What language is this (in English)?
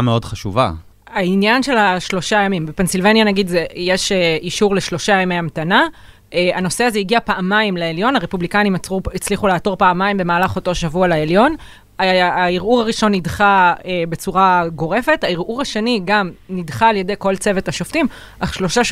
Hebrew